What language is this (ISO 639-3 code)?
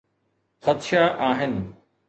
snd